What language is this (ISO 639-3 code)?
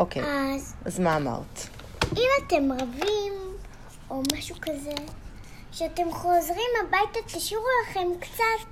heb